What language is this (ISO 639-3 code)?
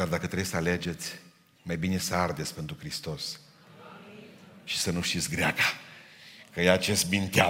ron